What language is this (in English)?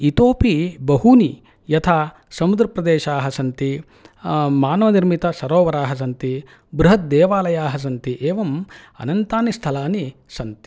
Sanskrit